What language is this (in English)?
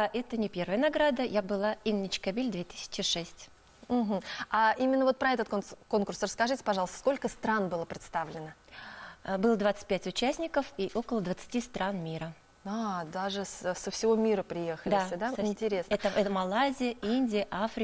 Russian